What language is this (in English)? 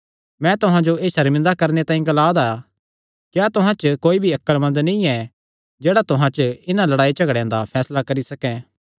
Kangri